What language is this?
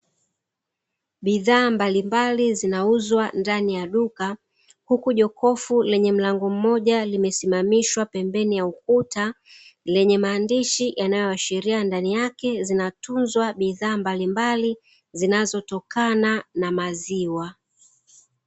Swahili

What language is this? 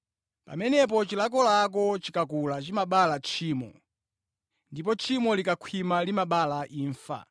Nyanja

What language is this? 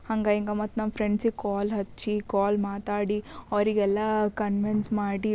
Kannada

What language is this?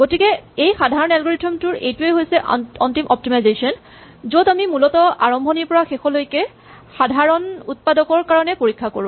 Assamese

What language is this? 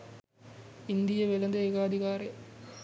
Sinhala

